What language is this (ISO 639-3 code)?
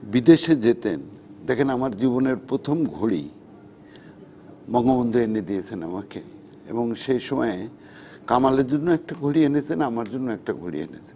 ben